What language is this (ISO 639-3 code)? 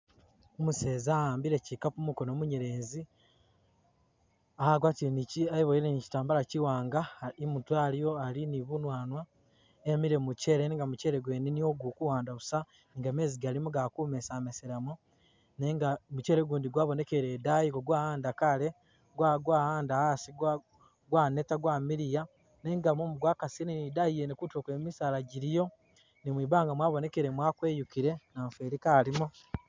myx